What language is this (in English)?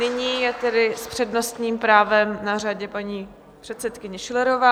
Czech